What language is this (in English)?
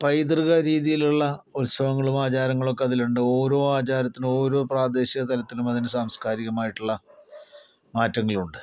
Malayalam